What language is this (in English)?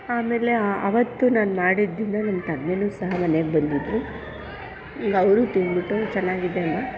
Kannada